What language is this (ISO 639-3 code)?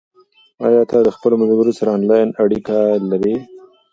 pus